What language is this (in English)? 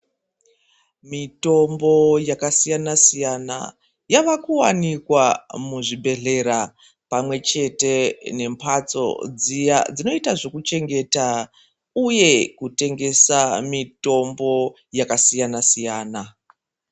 Ndau